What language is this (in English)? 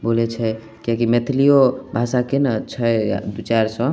Maithili